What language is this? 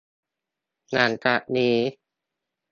Thai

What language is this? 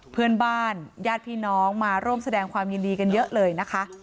Thai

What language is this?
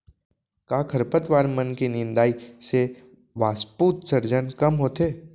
Chhattisgarhi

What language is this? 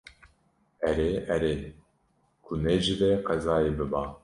Kurdish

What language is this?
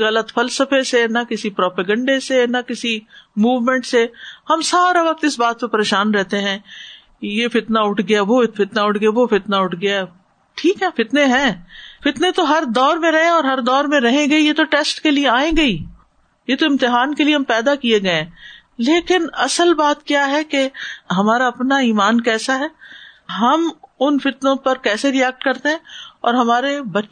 Urdu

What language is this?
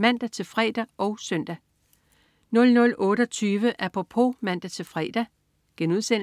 Danish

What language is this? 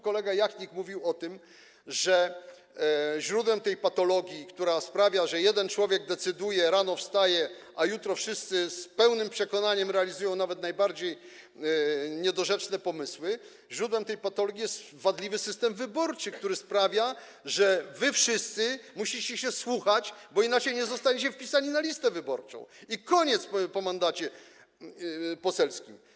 Polish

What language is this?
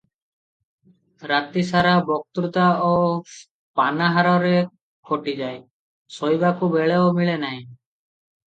Odia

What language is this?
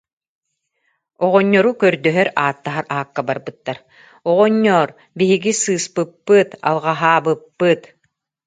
Yakut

